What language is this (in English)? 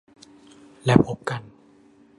Thai